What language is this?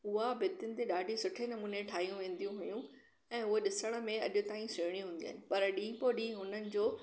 Sindhi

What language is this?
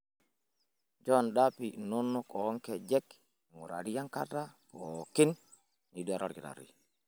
Masai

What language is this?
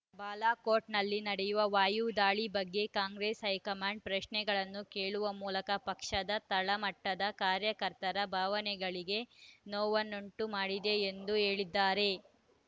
Kannada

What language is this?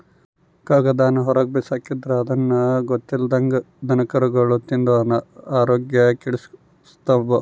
Kannada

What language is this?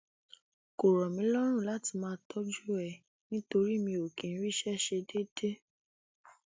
Yoruba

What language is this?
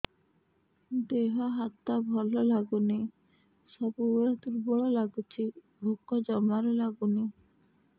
Odia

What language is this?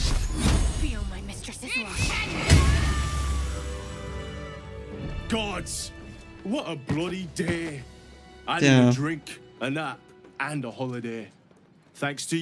Polish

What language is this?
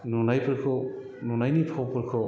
Bodo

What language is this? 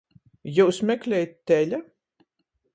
Latgalian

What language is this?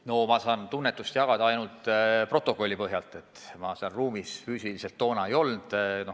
Estonian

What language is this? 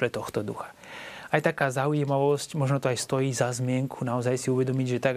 Slovak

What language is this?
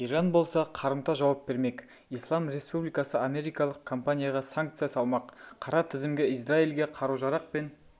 Kazakh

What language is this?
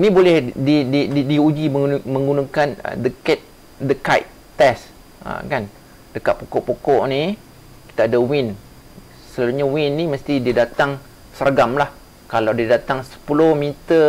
Malay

